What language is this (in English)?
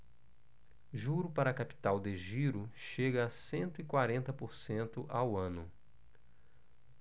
Portuguese